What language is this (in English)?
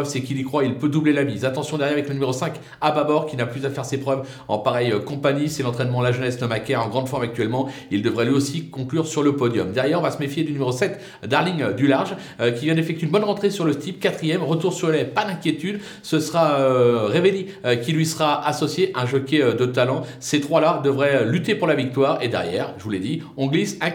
French